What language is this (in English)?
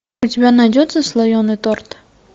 Russian